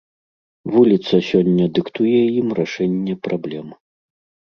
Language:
Belarusian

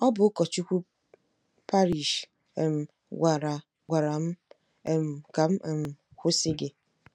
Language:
Igbo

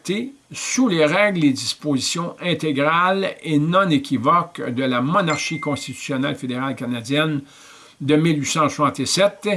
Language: French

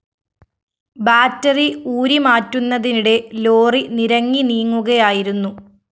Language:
Malayalam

